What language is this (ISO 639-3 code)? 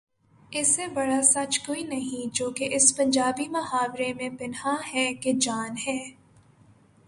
urd